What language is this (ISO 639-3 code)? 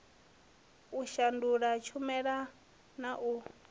ven